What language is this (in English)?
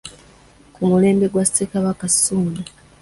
Ganda